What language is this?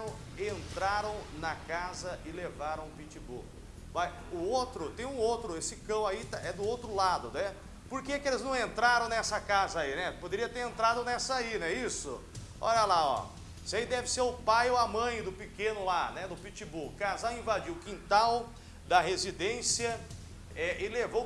Portuguese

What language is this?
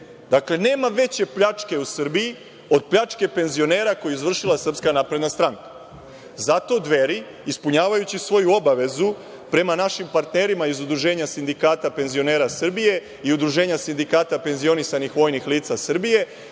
Serbian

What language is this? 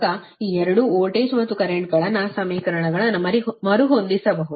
Kannada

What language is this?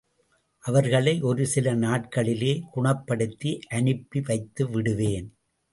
Tamil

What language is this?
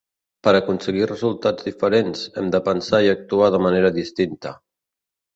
Catalan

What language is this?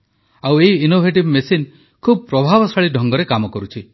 Odia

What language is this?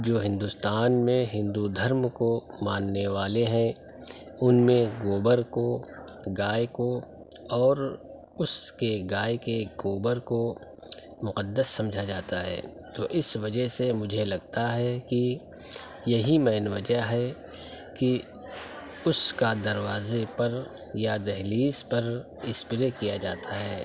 Urdu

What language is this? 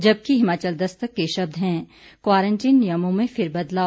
Hindi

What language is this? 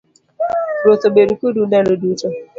Luo (Kenya and Tanzania)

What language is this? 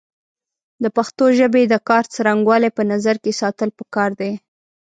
Pashto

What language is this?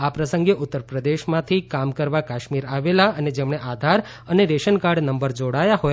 Gujarati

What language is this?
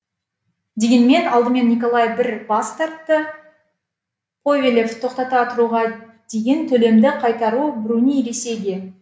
Kazakh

